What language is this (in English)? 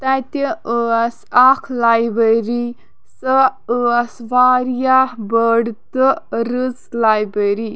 Kashmiri